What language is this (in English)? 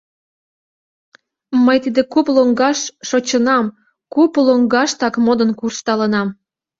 Mari